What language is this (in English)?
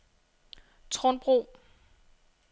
Danish